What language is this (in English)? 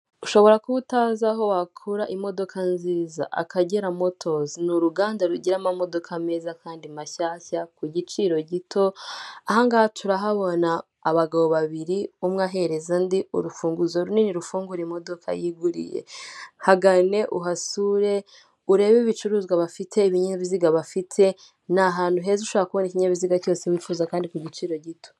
Kinyarwanda